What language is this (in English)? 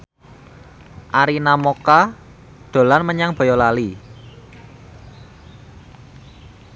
Javanese